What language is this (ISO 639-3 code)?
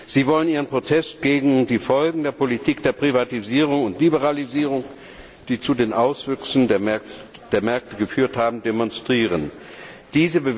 deu